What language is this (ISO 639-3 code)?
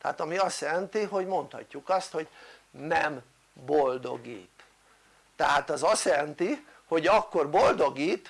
hun